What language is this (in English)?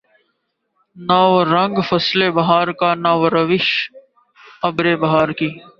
Urdu